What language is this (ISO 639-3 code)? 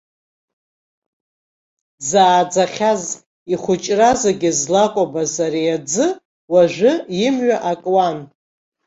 abk